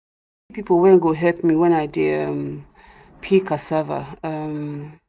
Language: Nigerian Pidgin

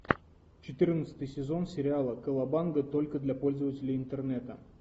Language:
Russian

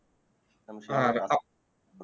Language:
Bangla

